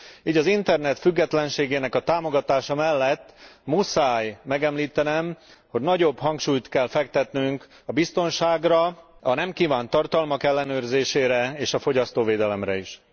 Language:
Hungarian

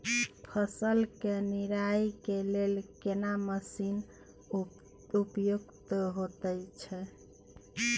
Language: Maithili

